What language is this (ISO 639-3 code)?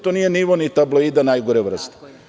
srp